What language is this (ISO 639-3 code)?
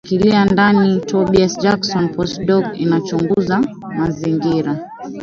swa